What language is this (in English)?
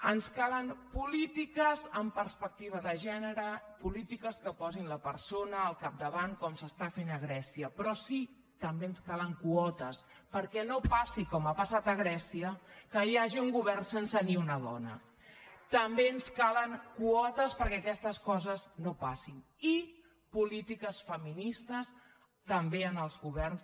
Catalan